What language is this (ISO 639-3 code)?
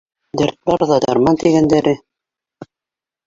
bak